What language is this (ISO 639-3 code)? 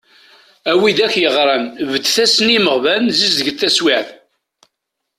kab